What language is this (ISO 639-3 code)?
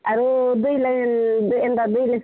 ori